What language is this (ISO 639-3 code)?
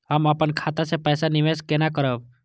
mai